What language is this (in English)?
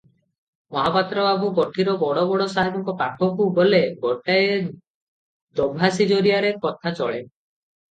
Odia